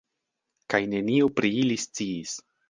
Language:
Esperanto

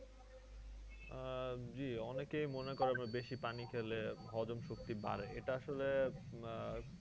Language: Bangla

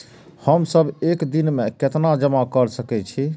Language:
Maithili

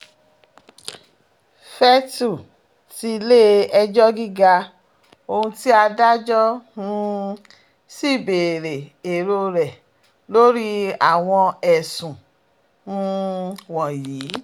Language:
Yoruba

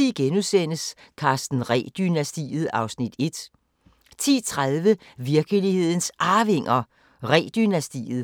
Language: Danish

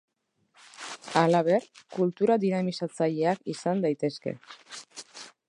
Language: Basque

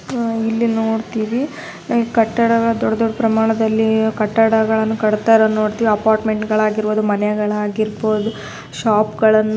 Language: Kannada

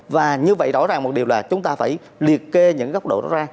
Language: Vietnamese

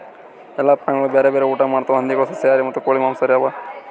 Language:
Kannada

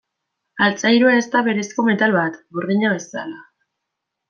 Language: Basque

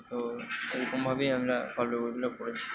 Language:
Bangla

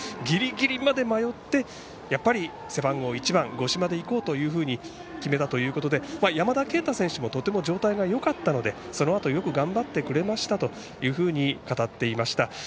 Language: Japanese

